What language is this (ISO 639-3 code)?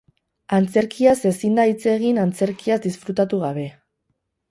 eus